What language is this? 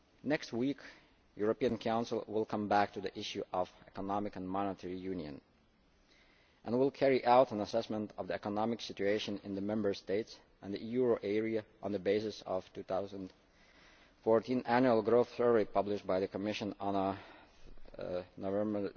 English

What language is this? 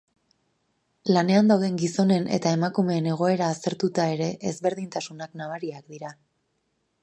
Basque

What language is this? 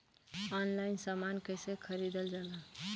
Bhojpuri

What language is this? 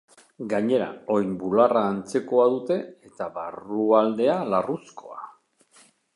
Basque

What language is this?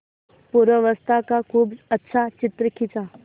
Hindi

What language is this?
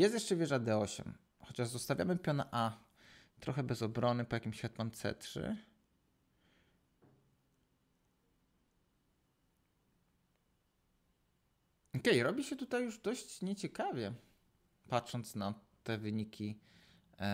Polish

